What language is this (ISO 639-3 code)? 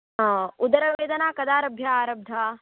san